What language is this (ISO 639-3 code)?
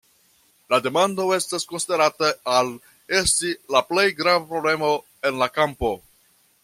epo